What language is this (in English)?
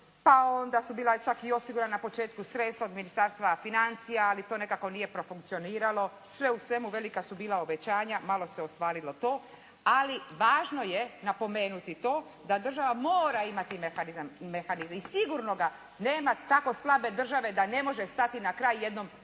Croatian